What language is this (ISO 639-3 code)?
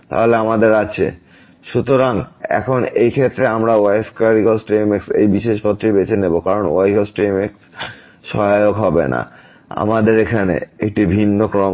ben